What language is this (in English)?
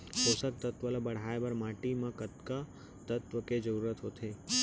Chhattisgarhi